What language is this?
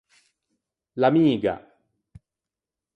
Ligurian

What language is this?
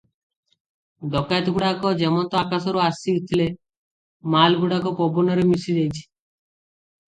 Odia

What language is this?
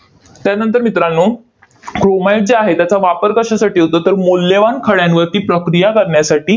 Marathi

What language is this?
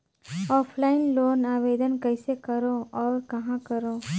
Chhattisgarhi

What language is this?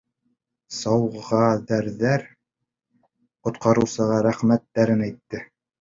Bashkir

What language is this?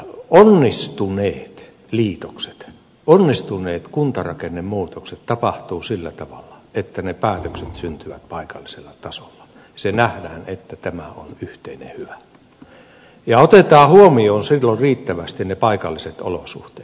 Finnish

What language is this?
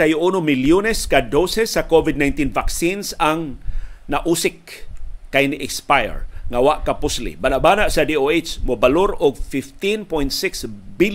Filipino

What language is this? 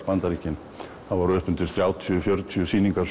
Icelandic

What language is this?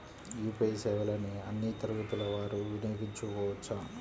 Telugu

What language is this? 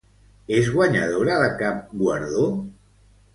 Catalan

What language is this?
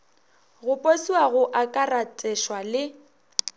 Northern Sotho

